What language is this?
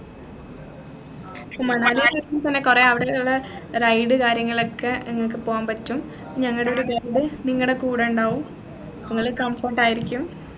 Malayalam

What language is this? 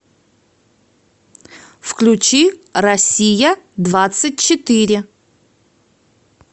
Russian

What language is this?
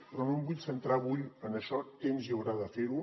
Catalan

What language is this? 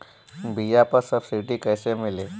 Bhojpuri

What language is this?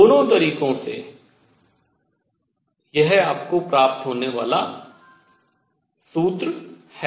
Hindi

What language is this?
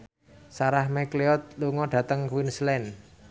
Javanese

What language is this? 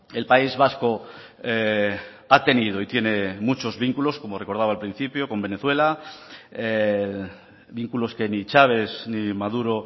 Spanish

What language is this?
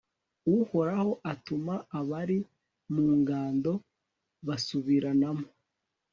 Kinyarwanda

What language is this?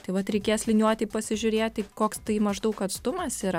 Lithuanian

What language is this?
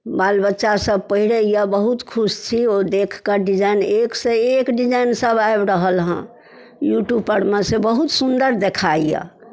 Maithili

